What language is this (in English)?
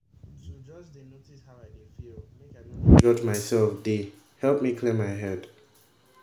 Nigerian Pidgin